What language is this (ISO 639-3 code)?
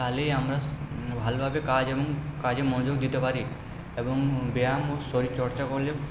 ben